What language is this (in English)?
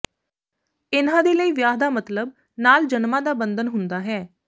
Punjabi